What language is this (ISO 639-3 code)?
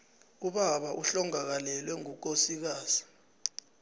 nbl